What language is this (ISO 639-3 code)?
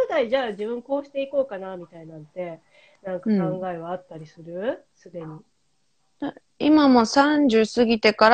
jpn